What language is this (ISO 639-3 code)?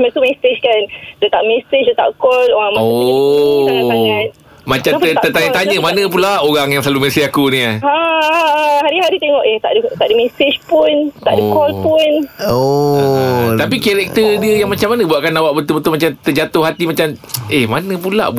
msa